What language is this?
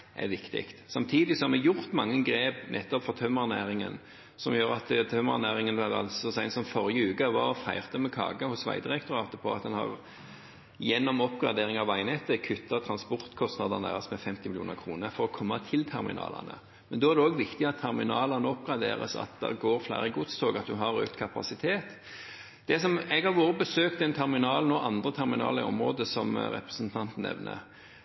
Norwegian Bokmål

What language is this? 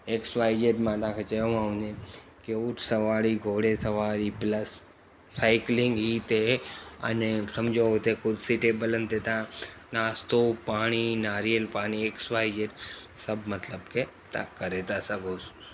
Sindhi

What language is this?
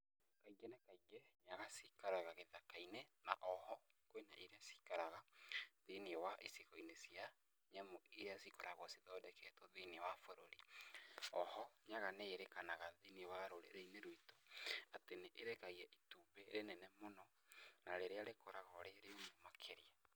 Kikuyu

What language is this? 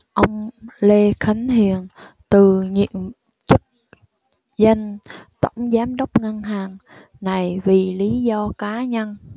Vietnamese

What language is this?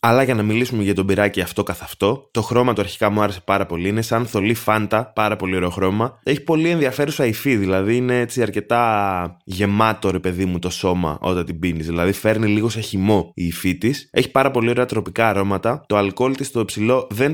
Greek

